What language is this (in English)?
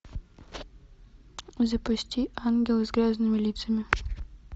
Russian